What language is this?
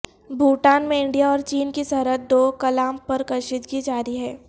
Urdu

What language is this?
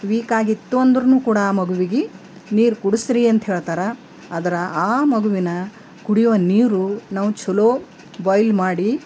Kannada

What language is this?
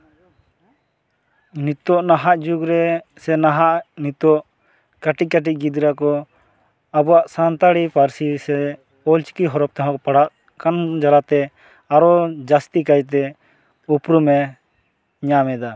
Santali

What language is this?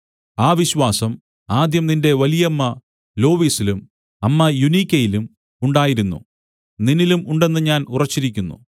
Malayalam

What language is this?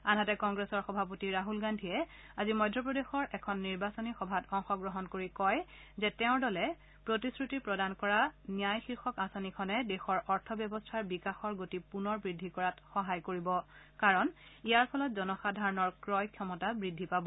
Assamese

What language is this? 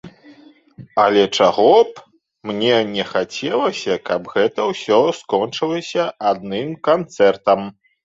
Belarusian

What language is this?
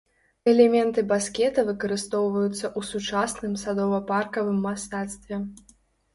Belarusian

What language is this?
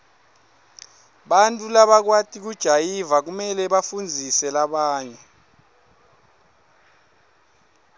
Swati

